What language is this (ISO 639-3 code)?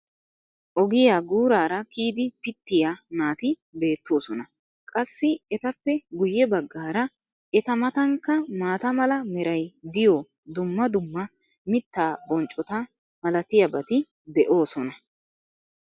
wal